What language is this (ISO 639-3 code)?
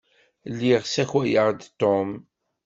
kab